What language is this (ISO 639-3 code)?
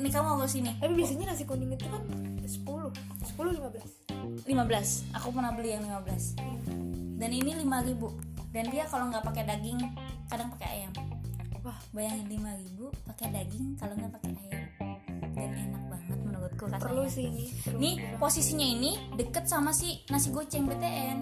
ind